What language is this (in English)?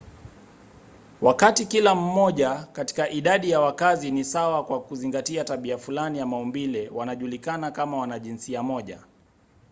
Swahili